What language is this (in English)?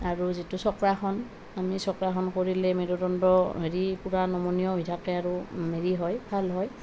Assamese